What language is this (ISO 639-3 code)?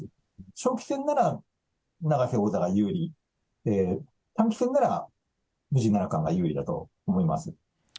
jpn